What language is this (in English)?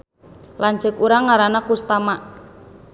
Sundanese